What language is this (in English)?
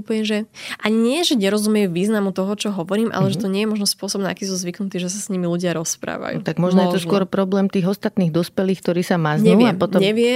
Slovak